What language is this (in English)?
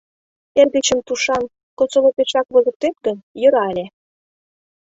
Mari